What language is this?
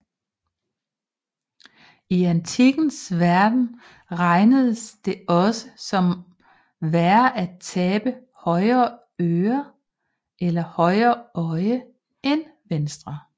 Danish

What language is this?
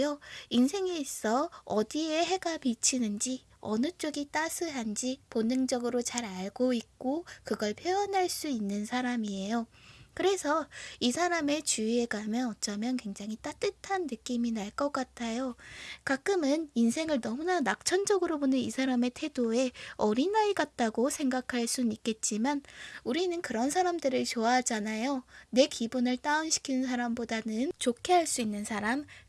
Korean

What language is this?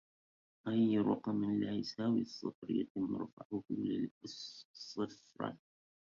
Arabic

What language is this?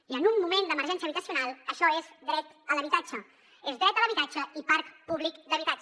Catalan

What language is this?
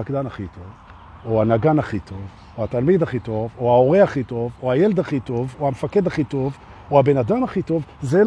Hebrew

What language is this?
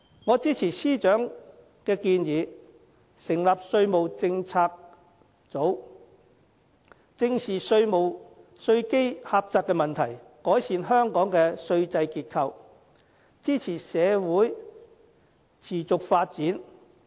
Cantonese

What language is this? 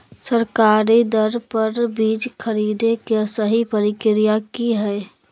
Magahi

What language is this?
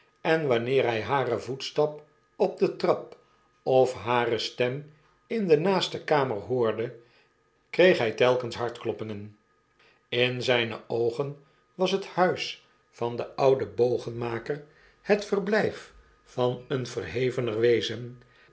Dutch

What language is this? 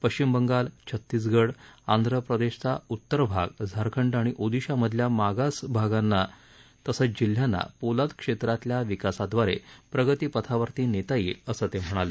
Marathi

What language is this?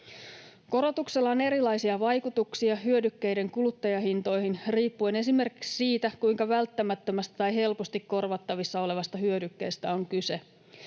Finnish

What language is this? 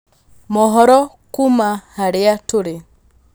Kikuyu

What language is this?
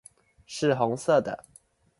Chinese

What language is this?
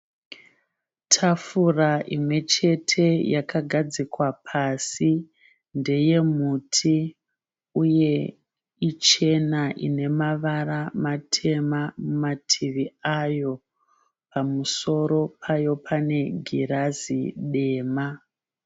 Shona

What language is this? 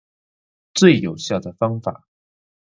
Chinese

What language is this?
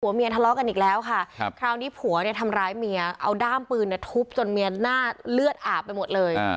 Thai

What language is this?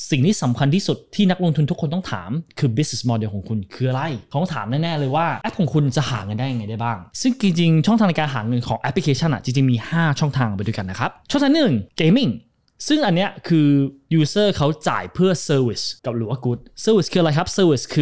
Thai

